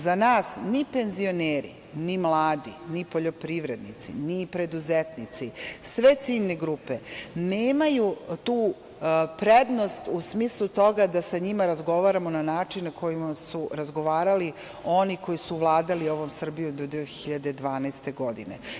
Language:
Serbian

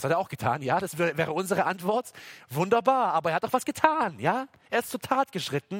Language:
German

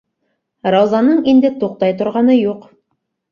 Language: Bashkir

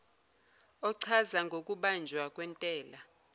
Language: Zulu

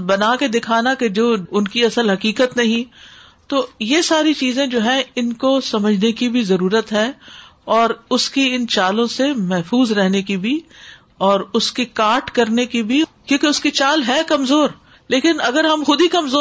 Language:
Urdu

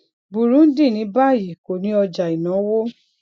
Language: Yoruba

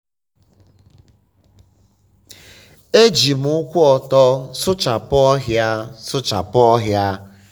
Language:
Igbo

